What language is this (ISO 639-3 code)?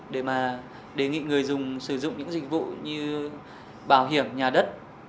vie